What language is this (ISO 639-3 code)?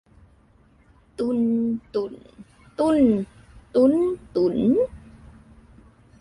tha